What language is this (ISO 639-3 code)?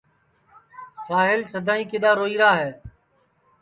ssi